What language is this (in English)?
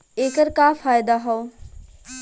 Bhojpuri